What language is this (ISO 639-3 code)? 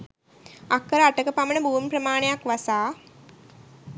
sin